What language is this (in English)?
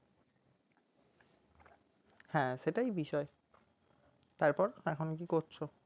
Bangla